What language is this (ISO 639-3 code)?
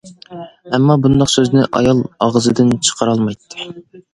uig